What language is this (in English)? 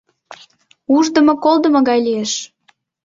Mari